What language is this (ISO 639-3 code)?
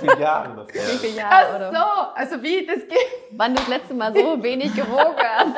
deu